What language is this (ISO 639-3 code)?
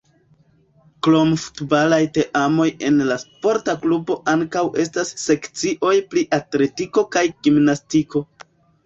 epo